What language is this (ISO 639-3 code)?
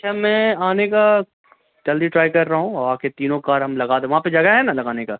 urd